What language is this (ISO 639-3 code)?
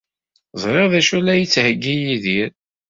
kab